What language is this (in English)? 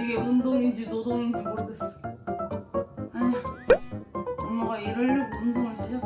Korean